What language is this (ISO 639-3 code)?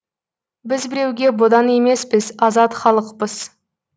kaz